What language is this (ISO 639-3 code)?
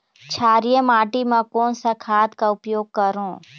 hne